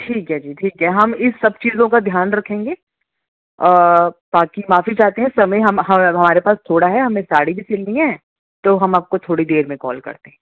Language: Urdu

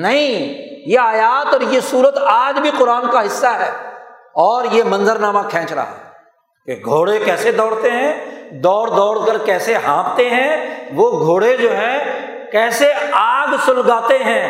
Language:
Urdu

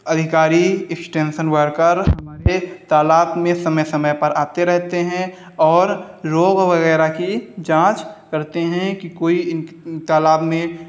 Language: Hindi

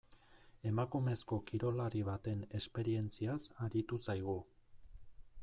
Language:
Basque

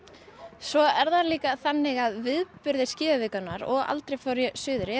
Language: Icelandic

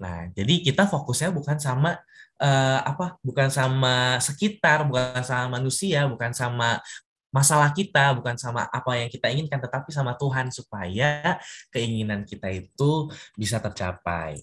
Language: Indonesian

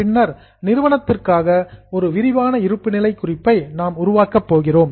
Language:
Tamil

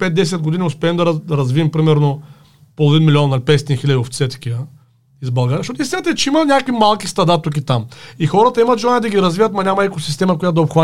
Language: Bulgarian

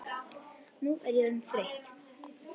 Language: Icelandic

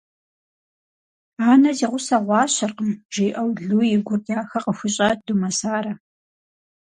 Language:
Kabardian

